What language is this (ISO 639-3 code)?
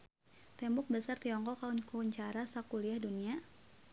sun